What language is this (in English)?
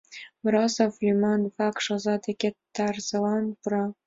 Mari